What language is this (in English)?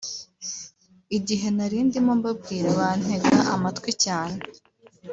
Kinyarwanda